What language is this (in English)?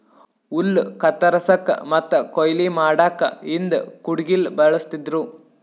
Kannada